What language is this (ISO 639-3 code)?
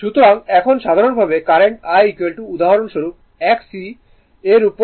ben